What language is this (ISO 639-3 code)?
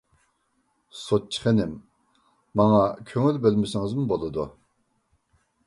uig